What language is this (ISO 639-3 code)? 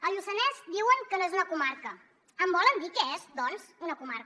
cat